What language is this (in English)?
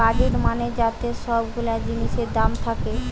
Bangla